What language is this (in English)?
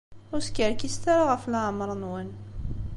Kabyle